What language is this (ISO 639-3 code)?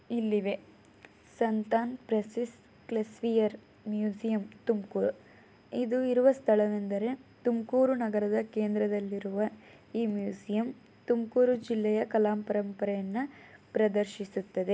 kan